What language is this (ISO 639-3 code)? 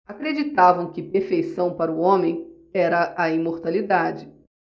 por